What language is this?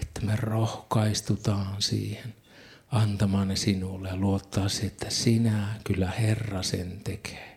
Finnish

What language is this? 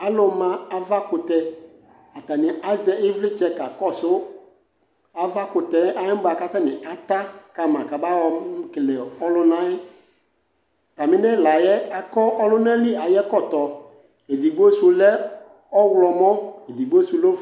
Ikposo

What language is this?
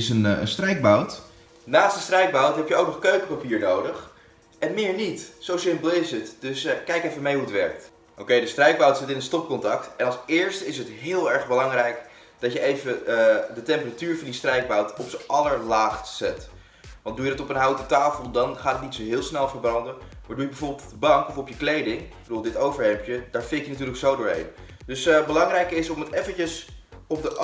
Dutch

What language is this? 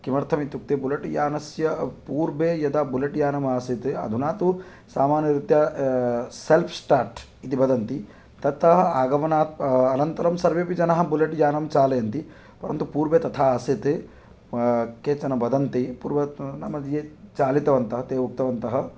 Sanskrit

